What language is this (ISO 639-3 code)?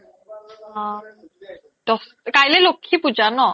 asm